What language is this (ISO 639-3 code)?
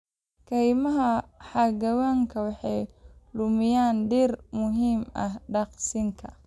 som